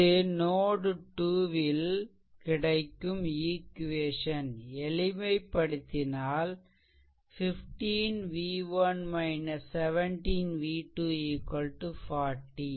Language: Tamil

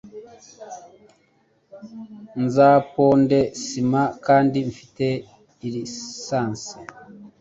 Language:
Kinyarwanda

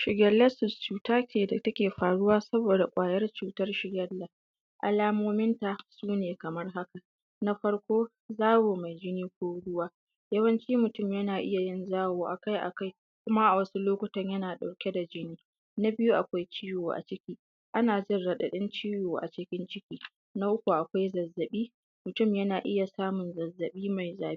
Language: Hausa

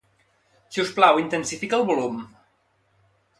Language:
Catalan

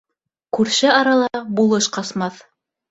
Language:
Bashkir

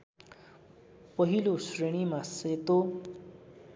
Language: Nepali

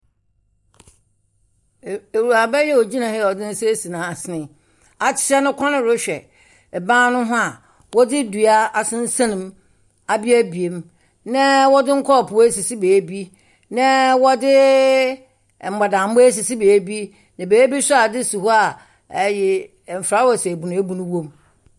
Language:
Akan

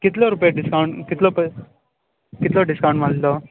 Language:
Konkani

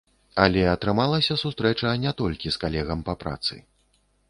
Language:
Belarusian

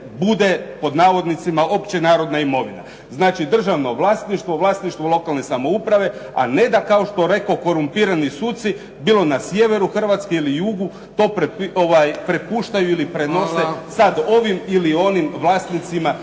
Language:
Croatian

